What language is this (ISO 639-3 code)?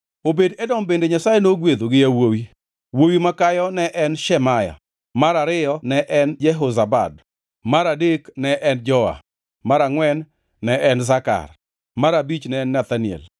luo